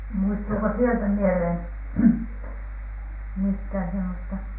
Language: Finnish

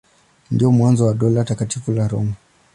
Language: Swahili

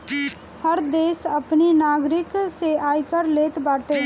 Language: Bhojpuri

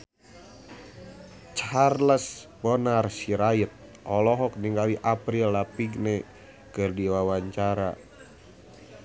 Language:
Sundanese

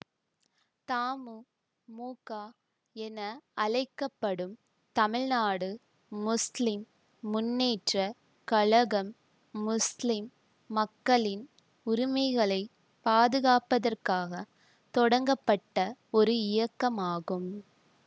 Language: Tamil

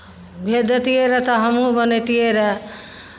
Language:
Maithili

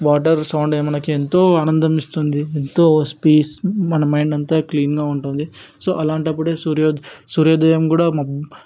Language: Telugu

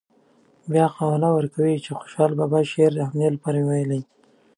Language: Pashto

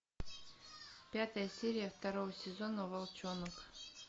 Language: Russian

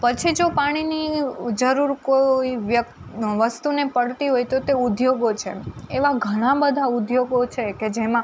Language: Gujarati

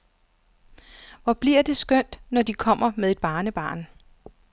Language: Danish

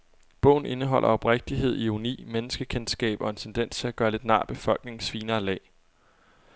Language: Danish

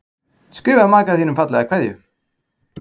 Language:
Icelandic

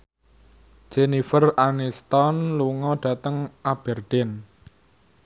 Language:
Javanese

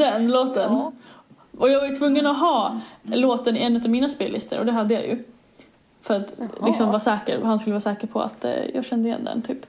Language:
Swedish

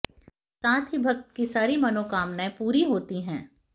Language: Hindi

